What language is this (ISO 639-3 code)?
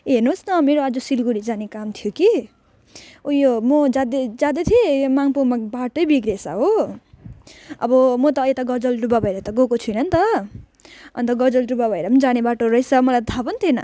nep